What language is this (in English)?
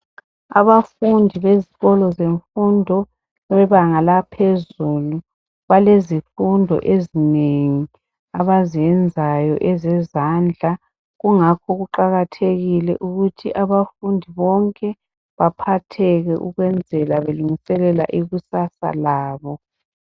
North Ndebele